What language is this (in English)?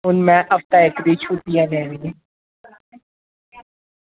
Dogri